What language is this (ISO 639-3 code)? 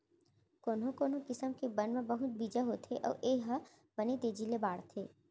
hne